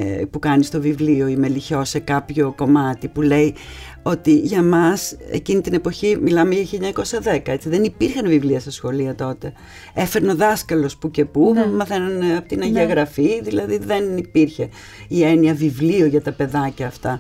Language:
Greek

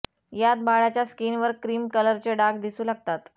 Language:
Marathi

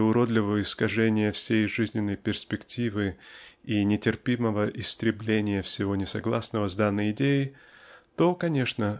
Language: Russian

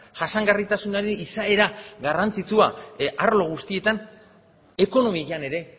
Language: Basque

